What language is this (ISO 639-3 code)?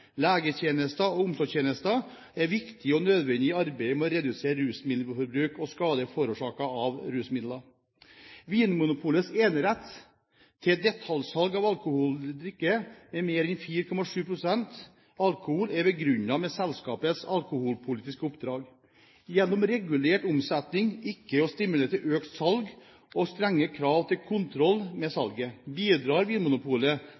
nob